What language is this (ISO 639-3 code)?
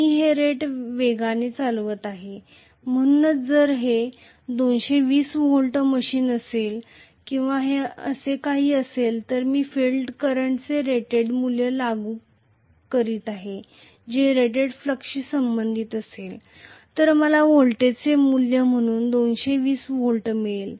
mar